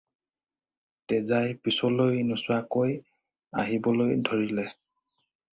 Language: Assamese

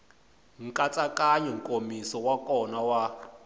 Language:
Tsonga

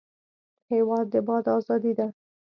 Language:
Pashto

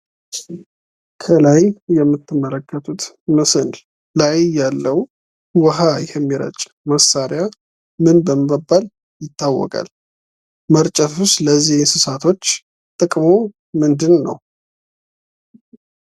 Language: Amharic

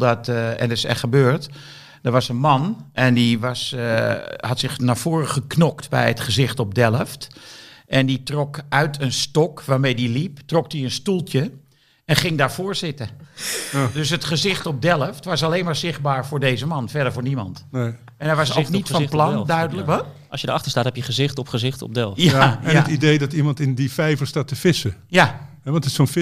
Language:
Dutch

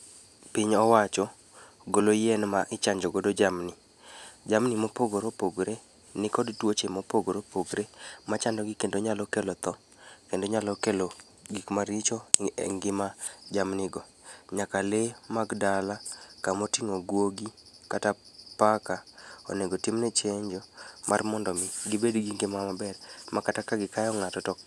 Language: Luo (Kenya and Tanzania)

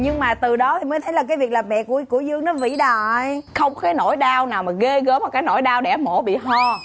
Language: Vietnamese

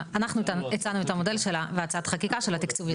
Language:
Hebrew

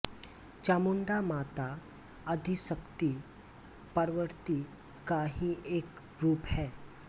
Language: Hindi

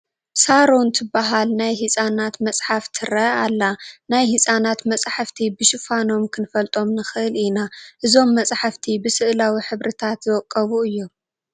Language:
Tigrinya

